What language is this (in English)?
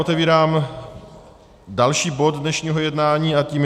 Czech